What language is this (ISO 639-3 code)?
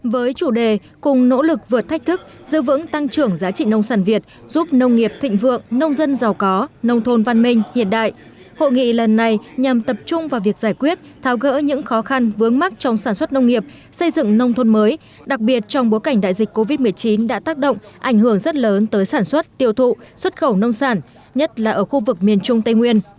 vie